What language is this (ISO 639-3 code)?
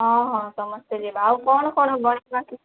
ori